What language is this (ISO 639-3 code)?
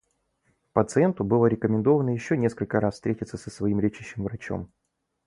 rus